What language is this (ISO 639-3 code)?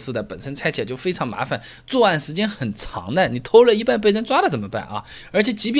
zho